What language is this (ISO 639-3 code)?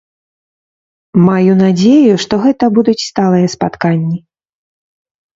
bel